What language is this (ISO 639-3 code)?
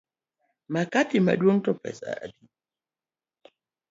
luo